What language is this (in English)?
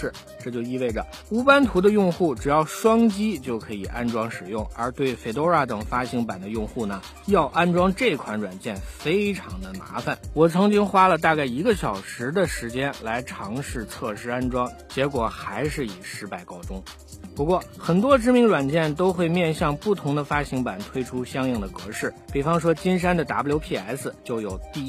Chinese